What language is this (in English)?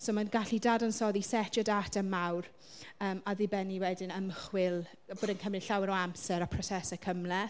Welsh